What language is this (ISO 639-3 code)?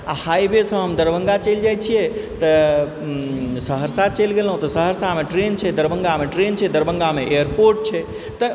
mai